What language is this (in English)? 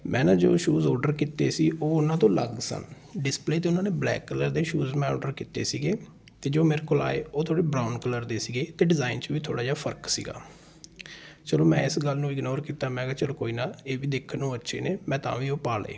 Punjabi